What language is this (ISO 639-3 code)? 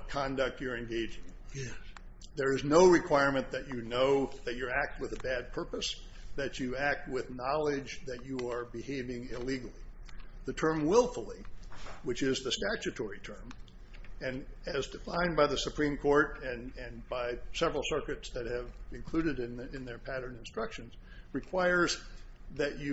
eng